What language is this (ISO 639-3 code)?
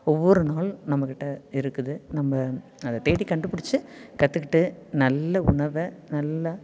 tam